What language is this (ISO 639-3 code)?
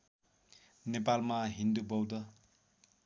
nep